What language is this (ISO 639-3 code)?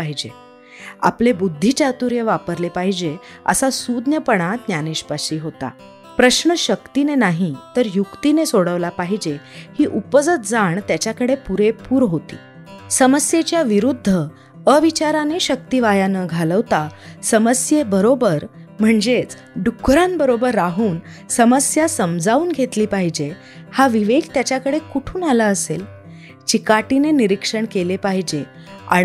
mar